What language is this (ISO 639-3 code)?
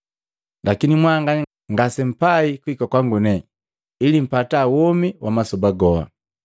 mgv